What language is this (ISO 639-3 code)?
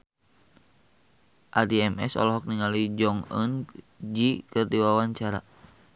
sun